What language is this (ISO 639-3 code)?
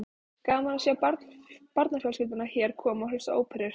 isl